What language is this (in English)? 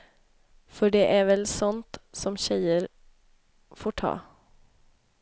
Swedish